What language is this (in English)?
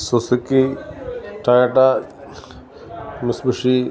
Malayalam